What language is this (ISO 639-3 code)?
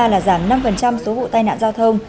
vie